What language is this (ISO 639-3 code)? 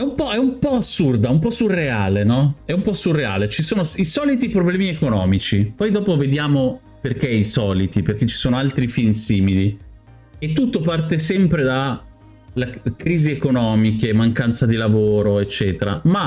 ita